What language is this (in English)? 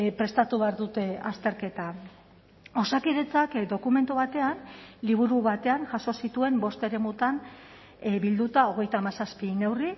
Basque